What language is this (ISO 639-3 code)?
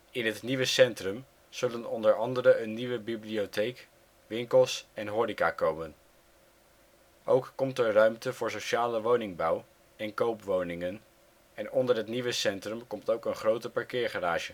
nld